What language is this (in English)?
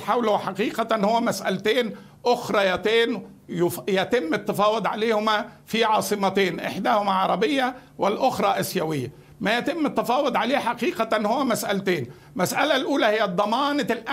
Arabic